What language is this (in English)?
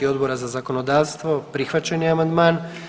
Croatian